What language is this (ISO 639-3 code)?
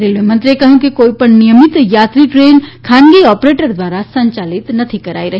guj